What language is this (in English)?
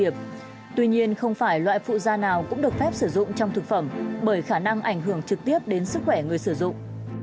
Vietnamese